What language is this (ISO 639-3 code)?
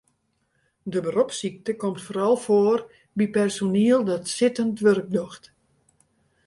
fry